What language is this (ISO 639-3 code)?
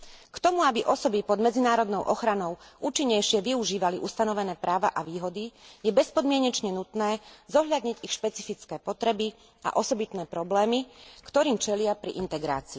slk